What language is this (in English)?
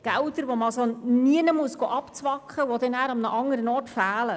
Swiss German